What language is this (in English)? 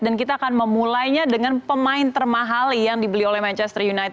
Indonesian